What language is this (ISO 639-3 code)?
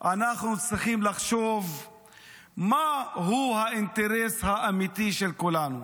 heb